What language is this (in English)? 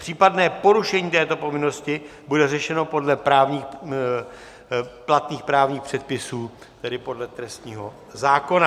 Czech